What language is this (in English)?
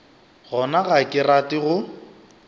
Northern Sotho